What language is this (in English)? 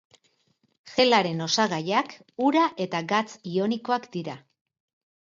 Basque